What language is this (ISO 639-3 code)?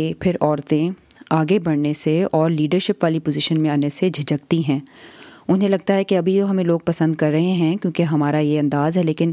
urd